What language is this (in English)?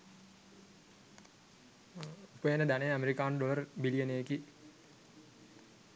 Sinhala